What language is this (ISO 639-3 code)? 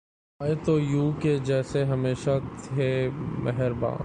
urd